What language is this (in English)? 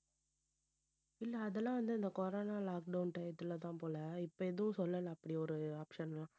Tamil